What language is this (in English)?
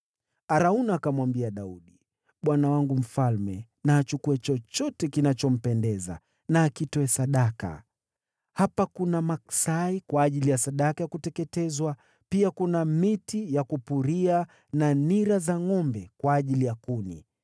Swahili